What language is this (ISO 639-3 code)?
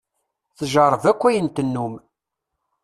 kab